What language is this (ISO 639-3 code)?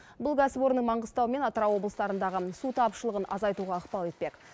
kaz